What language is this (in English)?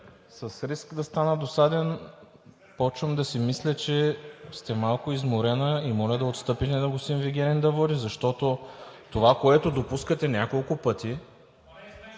Bulgarian